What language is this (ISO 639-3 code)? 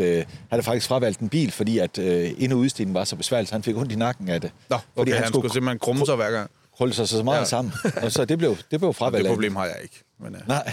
dan